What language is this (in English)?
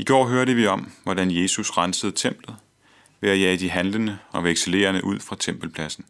Danish